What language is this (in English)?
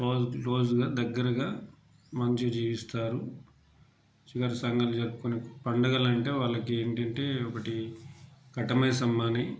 Telugu